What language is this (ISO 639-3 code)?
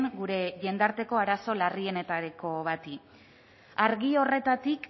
eus